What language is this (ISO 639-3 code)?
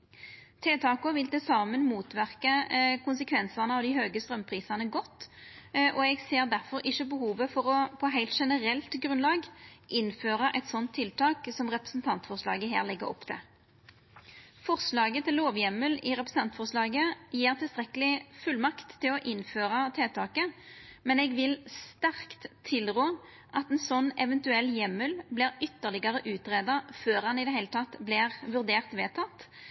nno